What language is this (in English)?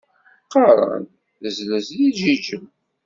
Kabyle